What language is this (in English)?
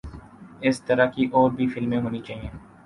Urdu